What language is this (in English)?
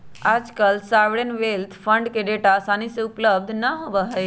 Magahi